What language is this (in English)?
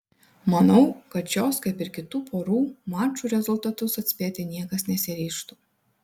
Lithuanian